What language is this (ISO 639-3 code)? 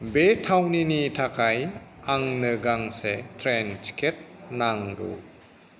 brx